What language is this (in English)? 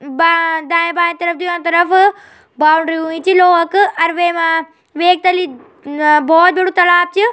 Garhwali